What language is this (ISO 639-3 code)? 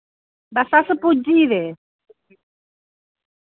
doi